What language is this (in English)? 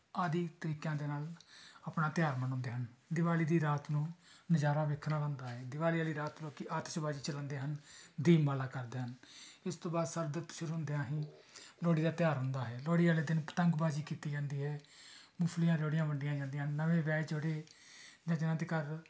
Punjabi